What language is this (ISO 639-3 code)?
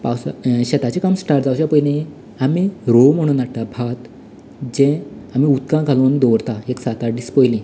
kok